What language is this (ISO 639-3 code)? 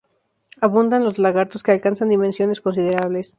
spa